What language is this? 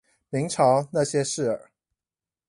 Chinese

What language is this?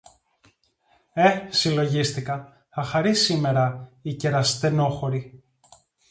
Greek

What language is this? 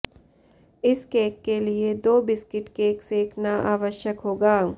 Hindi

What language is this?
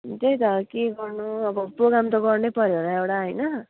Nepali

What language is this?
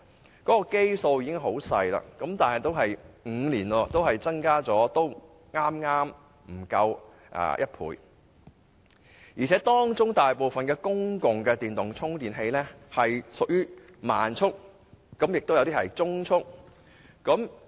Cantonese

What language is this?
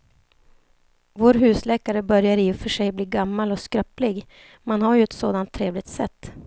Swedish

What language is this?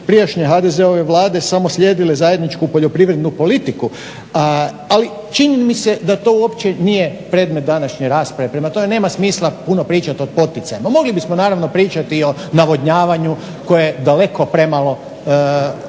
Croatian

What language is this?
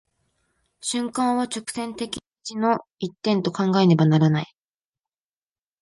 Japanese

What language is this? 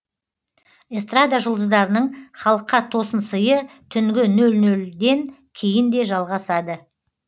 Kazakh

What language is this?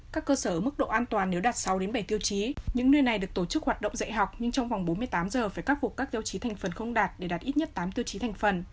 Vietnamese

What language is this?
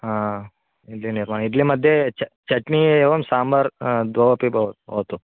Sanskrit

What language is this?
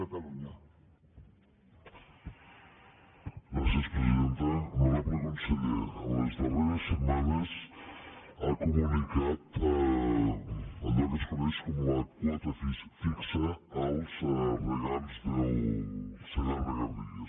Catalan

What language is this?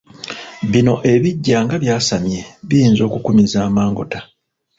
Ganda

